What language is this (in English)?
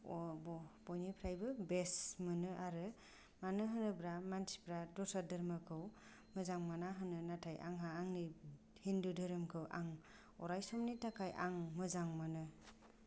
Bodo